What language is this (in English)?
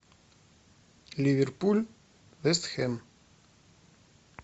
Russian